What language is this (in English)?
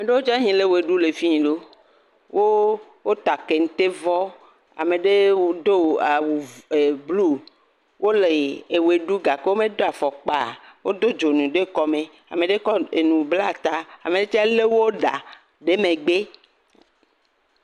Ewe